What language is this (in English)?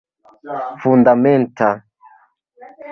Esperanto